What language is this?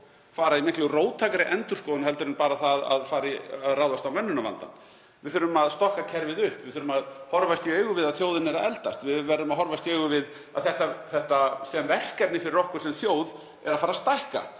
Icelandic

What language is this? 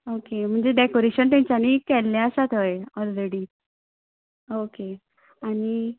Konkani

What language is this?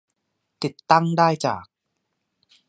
Thai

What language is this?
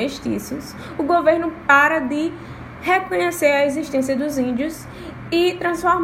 Portuguese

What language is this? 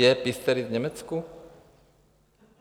Czech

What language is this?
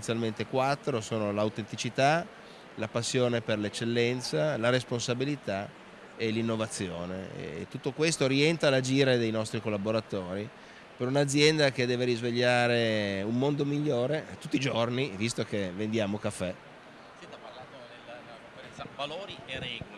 Italian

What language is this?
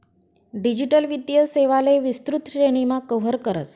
Marathi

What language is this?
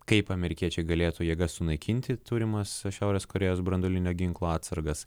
Lithuanian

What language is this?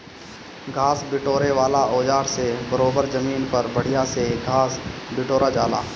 Bhojpuri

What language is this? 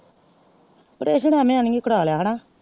Punjabi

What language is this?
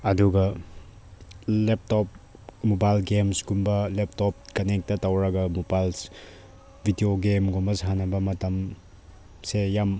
Manipuri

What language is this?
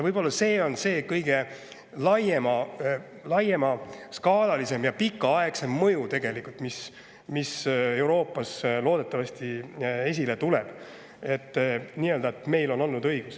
Estonian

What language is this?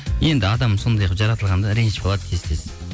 Kazakh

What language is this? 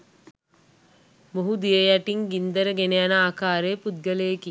Sinhala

